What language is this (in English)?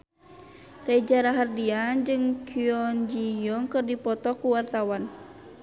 Sundanese